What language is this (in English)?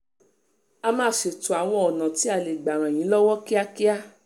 Yoruba